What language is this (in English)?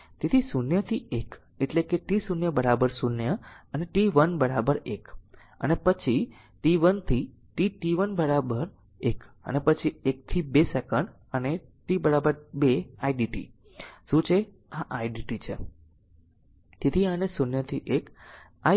Gujarati